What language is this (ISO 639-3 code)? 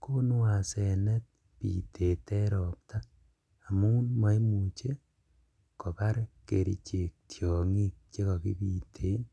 kln